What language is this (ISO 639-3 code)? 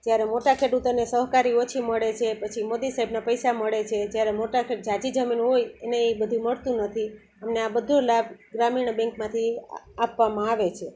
guj